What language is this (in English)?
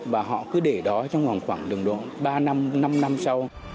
Vietnamese